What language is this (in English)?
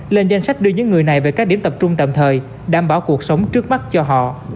Vietnamese